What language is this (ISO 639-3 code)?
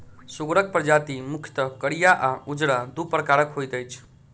mai